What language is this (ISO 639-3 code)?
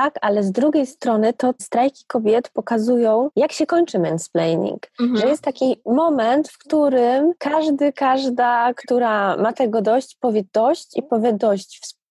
pol